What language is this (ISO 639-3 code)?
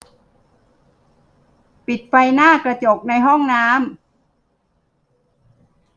tha